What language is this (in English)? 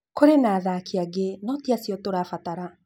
Kikuyu